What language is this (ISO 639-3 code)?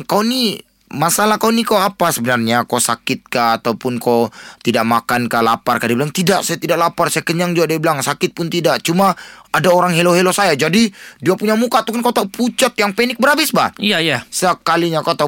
msa